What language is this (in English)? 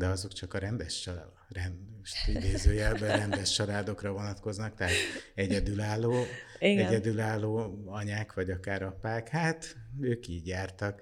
Hungarian